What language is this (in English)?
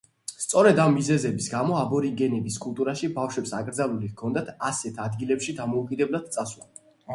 Georgian